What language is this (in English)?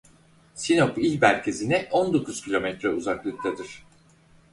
Turkish